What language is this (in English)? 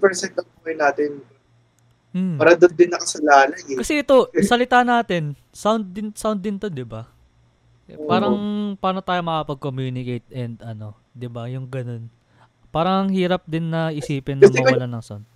Filipino